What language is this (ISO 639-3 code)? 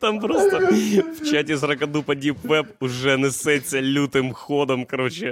ukr